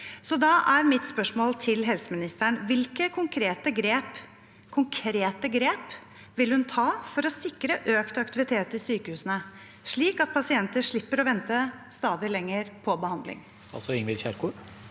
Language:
Norwegian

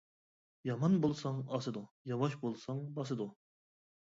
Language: Uyghur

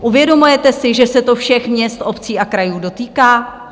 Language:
Czech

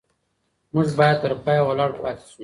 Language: Pashto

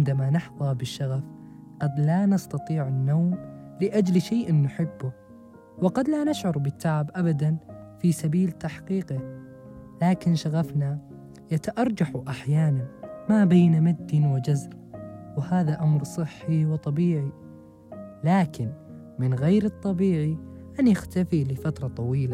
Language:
Arabic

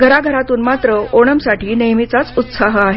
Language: Marathi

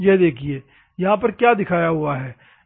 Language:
Hindi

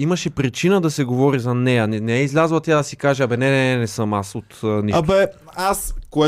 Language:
Bulgarian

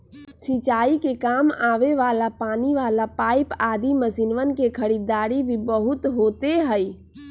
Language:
Magahi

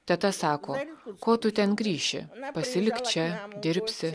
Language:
Lithuanian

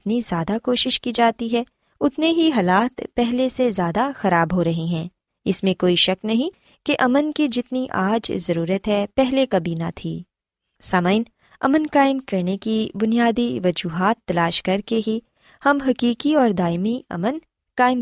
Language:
Urdu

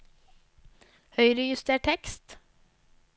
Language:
Norwegian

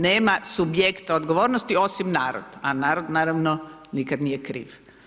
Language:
Croatian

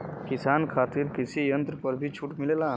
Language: Bhojpuri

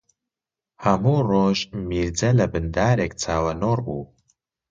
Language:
Central Kurdish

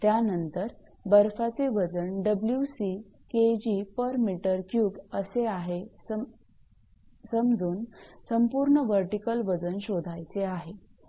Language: Marathi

